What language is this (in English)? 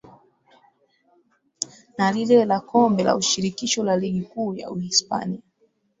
Swahili